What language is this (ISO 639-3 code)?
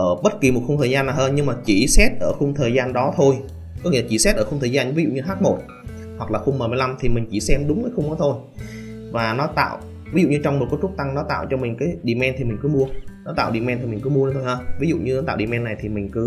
vie